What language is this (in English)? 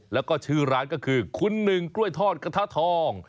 Thai